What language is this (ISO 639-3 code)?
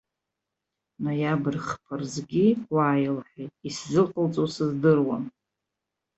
abk